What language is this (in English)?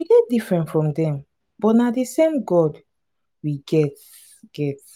Nigerian Pidgin